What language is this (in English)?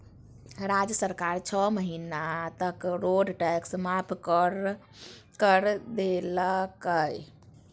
Magahi